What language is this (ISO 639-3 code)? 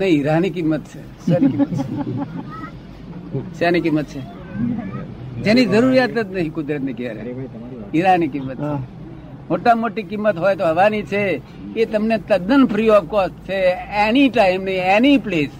guj